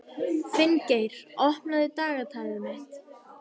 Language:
Icelandic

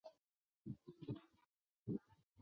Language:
Chinese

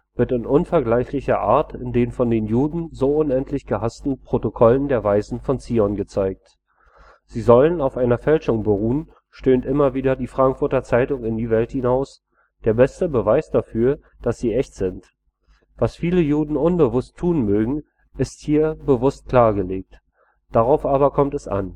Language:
German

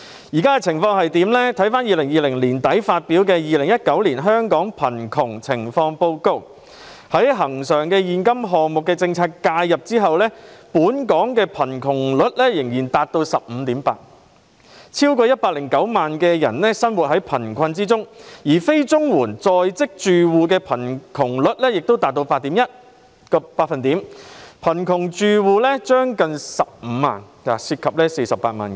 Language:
Cantonese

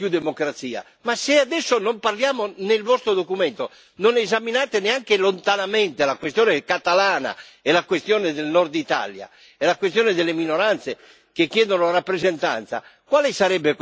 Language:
Italian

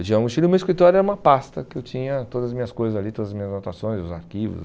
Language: Portuguese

